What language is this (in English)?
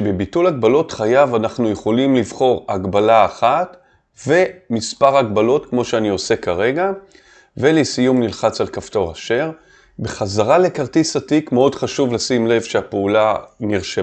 Hebrew